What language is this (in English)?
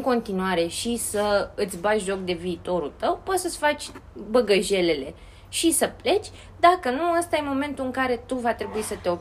Romanian